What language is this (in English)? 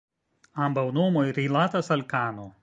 Esperanto